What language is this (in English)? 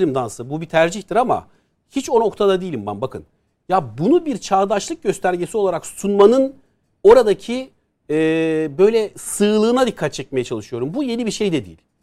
Turkish